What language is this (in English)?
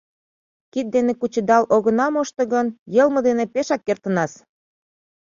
Mari